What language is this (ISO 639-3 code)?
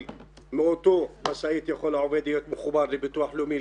heb